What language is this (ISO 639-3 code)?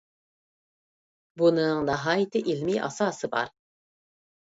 uig